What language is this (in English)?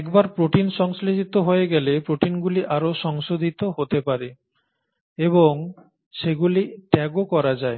Bangla